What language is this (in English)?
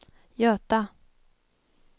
Swedish